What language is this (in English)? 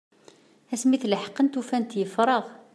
Kabyle